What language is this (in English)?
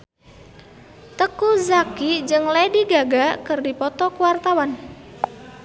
Sundanese